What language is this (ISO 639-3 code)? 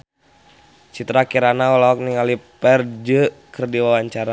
sun